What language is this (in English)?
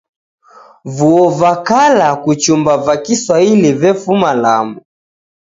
Taita